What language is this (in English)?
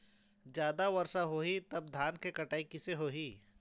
Chhattisgarhi